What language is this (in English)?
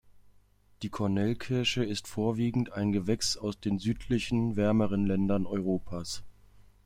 German